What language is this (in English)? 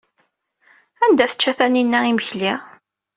Kabyle